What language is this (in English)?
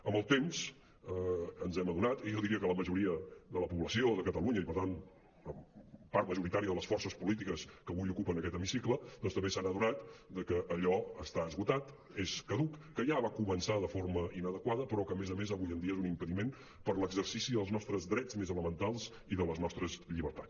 Catalan